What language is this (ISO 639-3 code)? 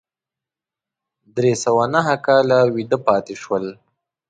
pus